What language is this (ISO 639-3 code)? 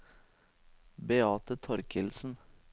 nor